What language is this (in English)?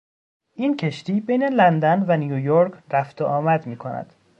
Persian